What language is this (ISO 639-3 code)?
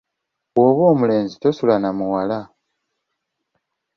lug